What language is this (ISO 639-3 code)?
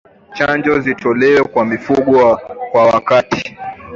swa